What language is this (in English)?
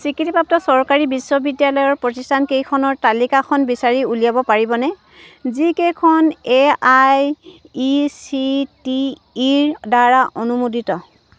Assamese